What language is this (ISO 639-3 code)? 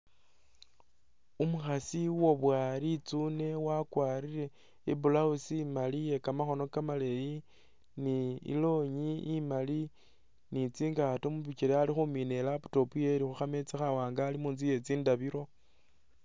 myx